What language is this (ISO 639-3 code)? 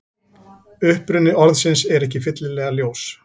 isl